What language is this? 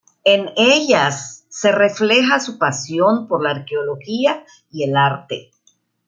Spanish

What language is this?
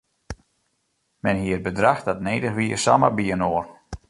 Western Frisian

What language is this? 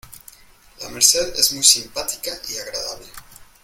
Spanish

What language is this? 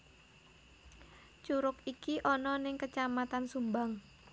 Javanese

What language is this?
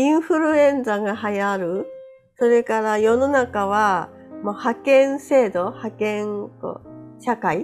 Japanese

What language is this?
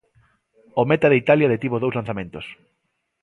Galician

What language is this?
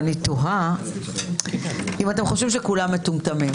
Hebrew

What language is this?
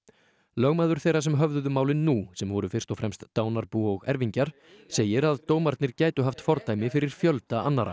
Icelandic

